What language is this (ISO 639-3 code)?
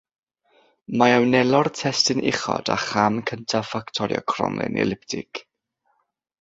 cym